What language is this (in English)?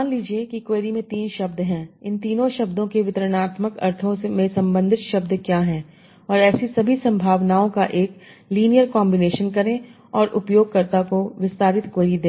Hindi